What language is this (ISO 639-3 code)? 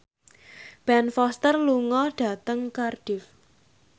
jav